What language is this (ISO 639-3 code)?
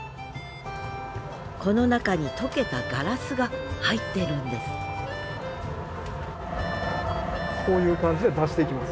jpn